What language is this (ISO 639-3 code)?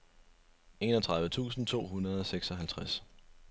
dan